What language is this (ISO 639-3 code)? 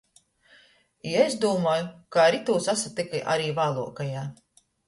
ltg